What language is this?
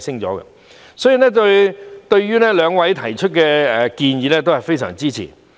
Cantonese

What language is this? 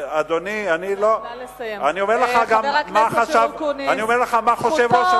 Hebrew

